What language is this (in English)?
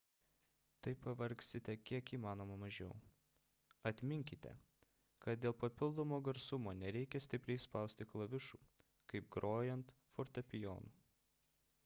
Lithuanian